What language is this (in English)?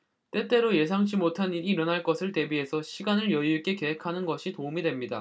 Korean